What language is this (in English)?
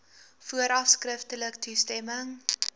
Afrikaans